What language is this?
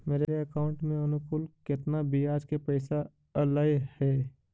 Magahi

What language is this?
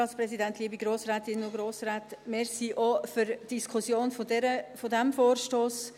Swiss German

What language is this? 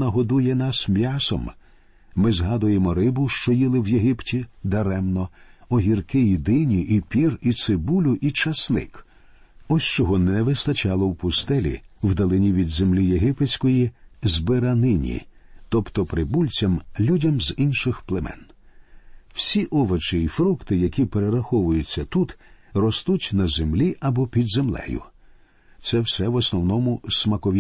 Ukrainian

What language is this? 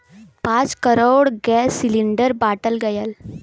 Bhojpuri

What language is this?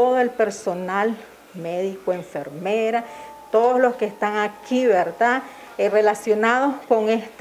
Spanish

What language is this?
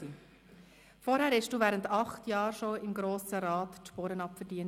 Swiss German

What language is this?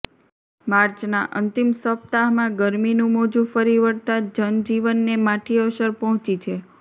Gujarati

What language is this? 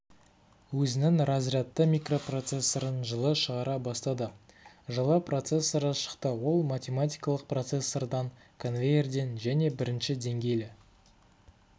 Kazakh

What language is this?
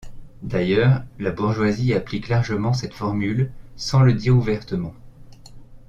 French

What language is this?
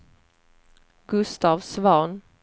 Swedish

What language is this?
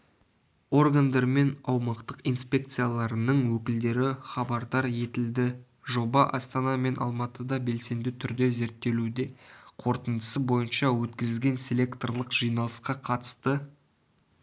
Kazakh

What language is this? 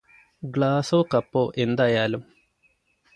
Malayalam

